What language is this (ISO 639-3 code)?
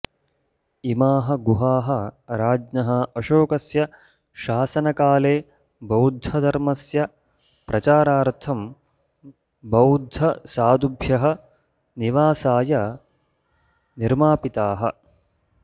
san